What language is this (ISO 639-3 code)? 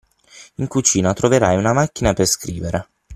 ita